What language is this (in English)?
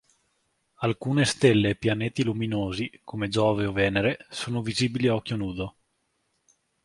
Italian